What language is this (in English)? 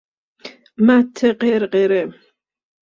Persian